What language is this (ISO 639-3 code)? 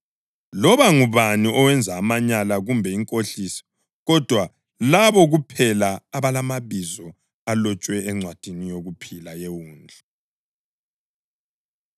nde